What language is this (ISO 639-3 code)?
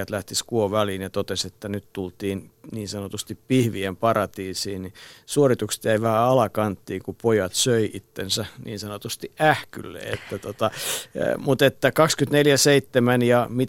fin